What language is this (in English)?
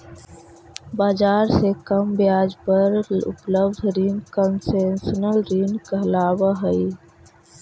Magahi